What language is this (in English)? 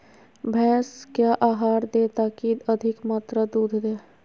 Magahi